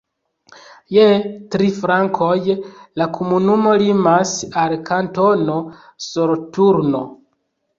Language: Esperanto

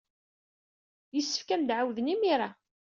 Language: Kabyle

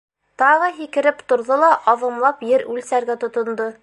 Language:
Bashkir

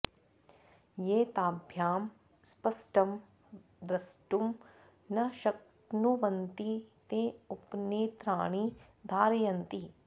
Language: Sanskrit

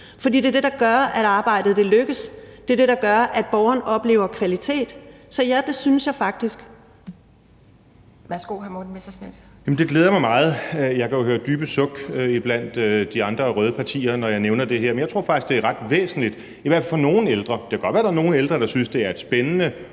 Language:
Danish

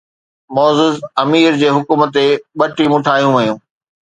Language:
Sindhi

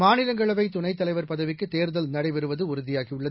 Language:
Tamil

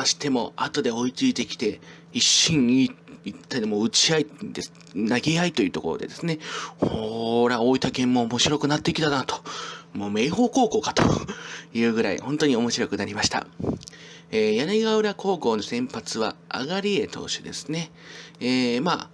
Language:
Japanese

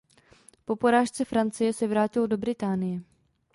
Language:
Czech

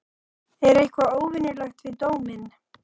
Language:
Icelandic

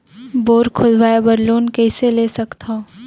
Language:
Chhattisgarhi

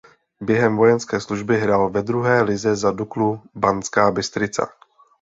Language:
Czech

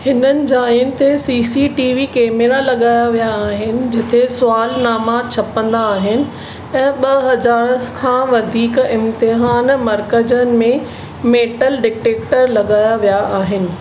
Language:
Sindhi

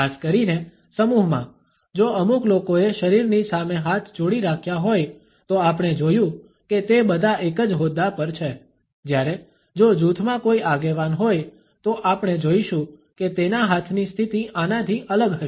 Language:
Gujarati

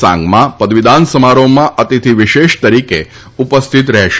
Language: Gujarati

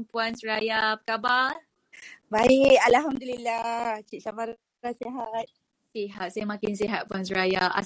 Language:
Malay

